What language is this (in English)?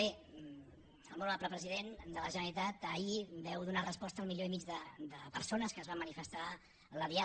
Catalan